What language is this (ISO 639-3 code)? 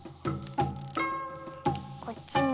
jpn